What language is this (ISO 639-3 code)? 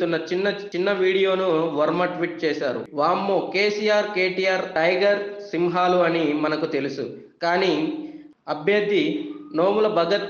ind